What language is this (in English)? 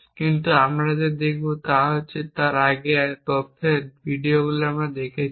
Bangla